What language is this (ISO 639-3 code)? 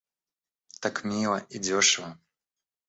rus